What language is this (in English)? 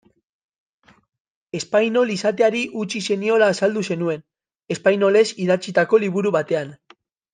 Basque